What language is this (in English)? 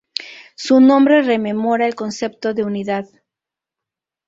Spanish